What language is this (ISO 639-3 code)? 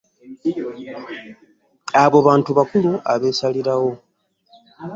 lug